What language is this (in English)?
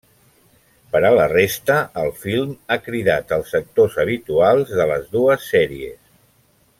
Catalan